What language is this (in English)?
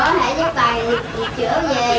Vietnamese